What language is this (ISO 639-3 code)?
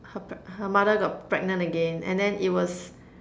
eng